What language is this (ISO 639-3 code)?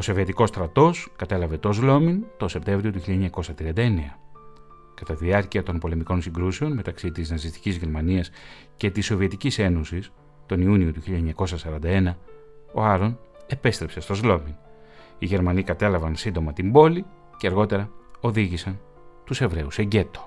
ell